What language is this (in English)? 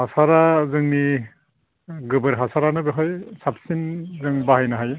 Bodo